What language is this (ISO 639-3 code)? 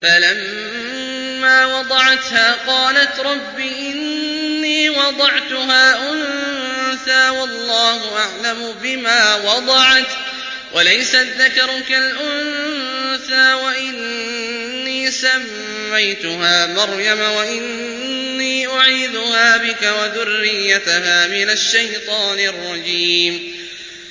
ara